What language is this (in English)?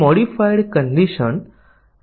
Gujarati